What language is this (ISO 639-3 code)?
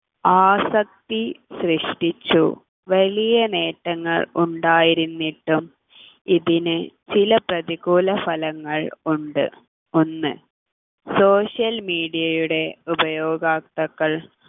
mal